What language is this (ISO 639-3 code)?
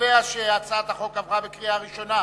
heb